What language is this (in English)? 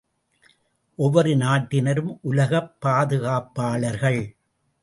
Tamil